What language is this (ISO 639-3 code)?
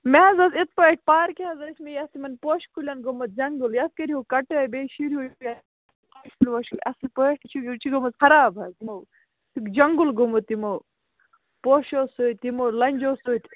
kas